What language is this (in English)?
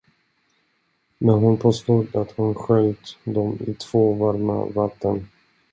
Swedish